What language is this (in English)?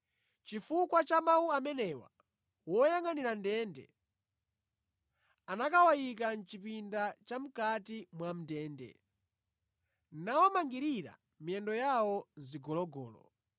Nyanja